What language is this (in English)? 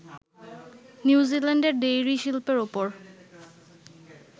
Bangla